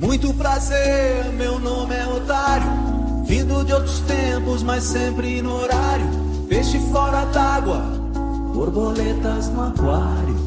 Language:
Portuguese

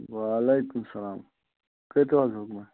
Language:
Kashmiri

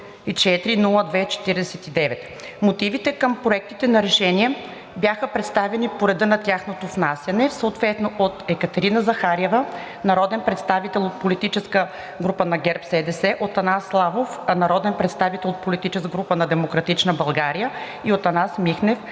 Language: Bulgarian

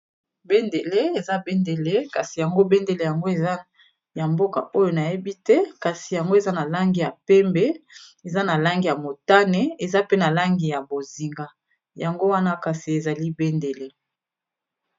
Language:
Lingala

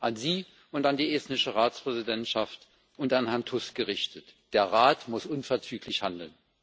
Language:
German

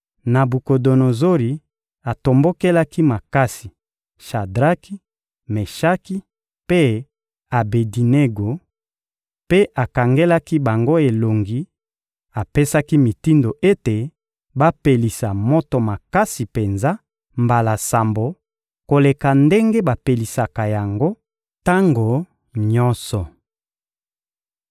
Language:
Lingala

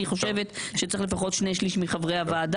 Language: Hebrew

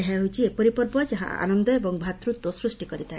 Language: Odia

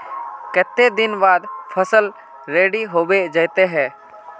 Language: Magahi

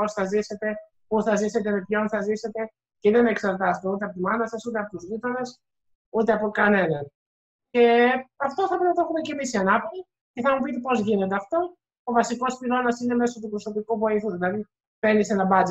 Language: Greek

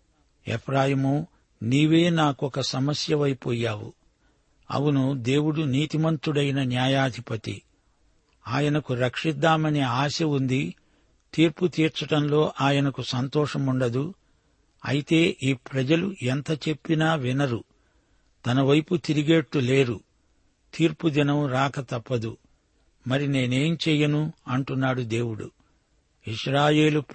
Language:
Telugu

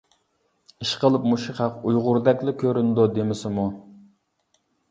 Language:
Uyghur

